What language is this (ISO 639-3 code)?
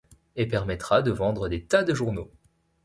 fra